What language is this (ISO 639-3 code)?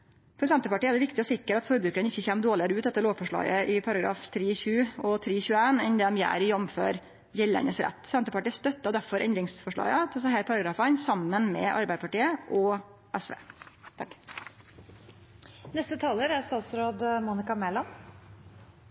nor